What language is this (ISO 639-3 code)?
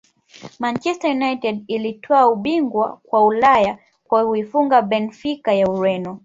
swa